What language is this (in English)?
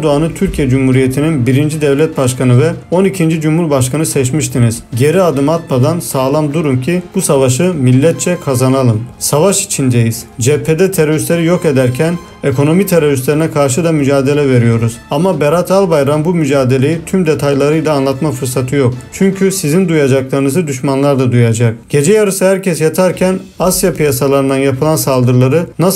Turkish